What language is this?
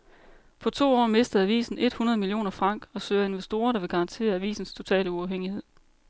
Danish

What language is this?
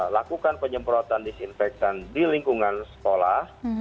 Indonesian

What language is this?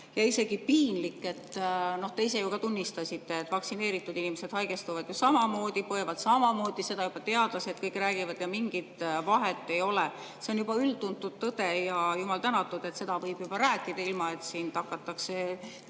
Estonian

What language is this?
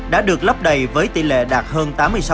Vietnamese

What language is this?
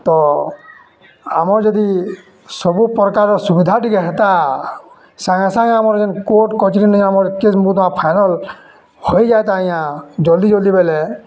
Odia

